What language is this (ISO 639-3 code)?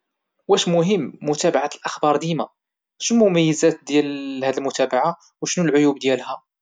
ary